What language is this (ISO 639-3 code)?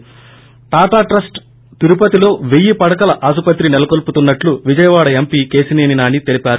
tel